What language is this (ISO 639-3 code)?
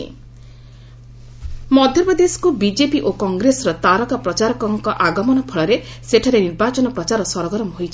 ori